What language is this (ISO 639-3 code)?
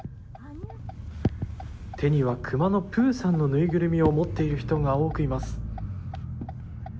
jpn